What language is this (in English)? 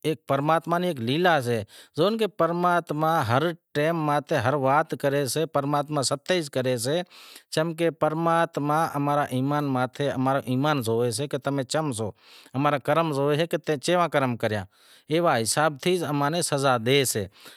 Wadiyara Koli